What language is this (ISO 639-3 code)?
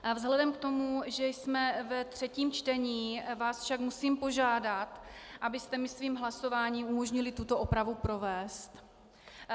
ces